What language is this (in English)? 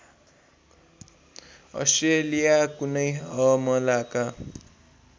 Nepali